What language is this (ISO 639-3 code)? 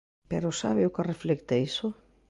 glg